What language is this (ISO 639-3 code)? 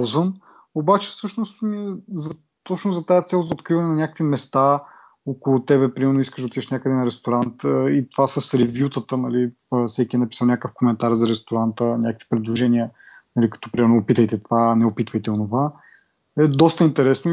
bul